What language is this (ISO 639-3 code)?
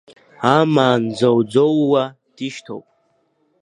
abk